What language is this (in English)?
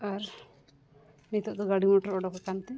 Santali